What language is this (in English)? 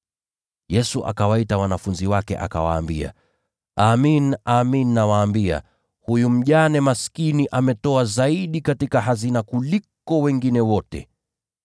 Swahili